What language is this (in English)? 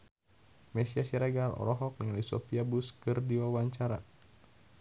Sundanese